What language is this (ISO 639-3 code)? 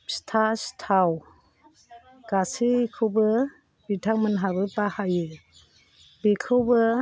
brx